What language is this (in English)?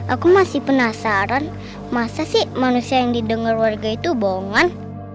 Indonesian